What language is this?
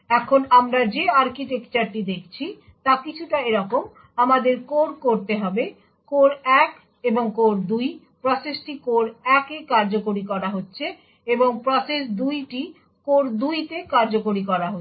Bangla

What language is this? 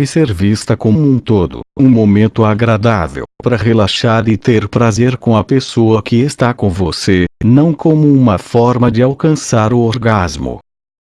Portuguese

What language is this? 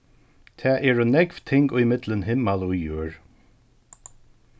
Faroese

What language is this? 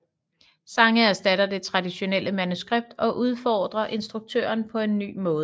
Danish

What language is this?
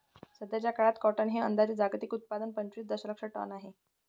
Marathi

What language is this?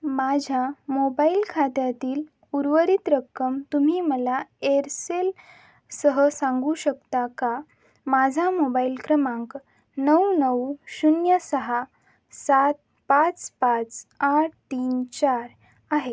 Marathi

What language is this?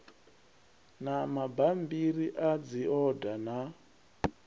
Venda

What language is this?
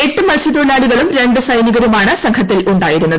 Malayalam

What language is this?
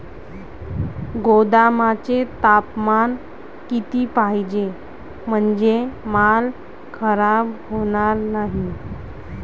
Marathi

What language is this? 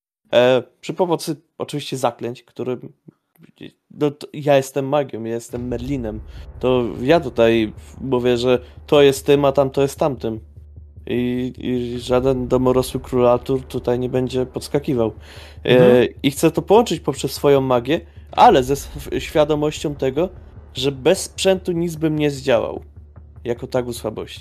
Polish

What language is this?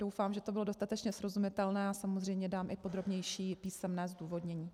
Czech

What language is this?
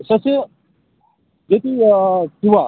Kashmiri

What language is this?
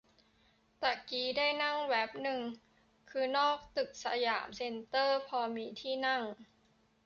Thai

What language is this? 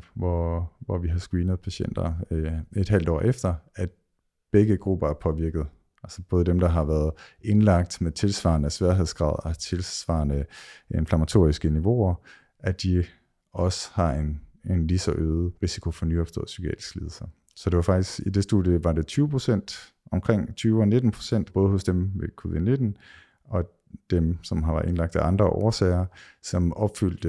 Danish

